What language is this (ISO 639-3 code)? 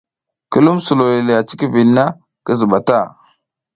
giz